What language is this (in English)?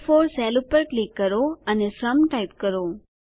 Gujarati